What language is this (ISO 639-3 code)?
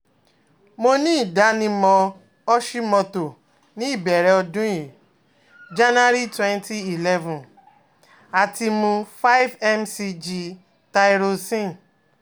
yor